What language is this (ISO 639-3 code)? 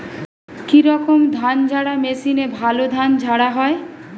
ben